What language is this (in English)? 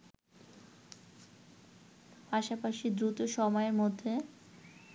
Bangla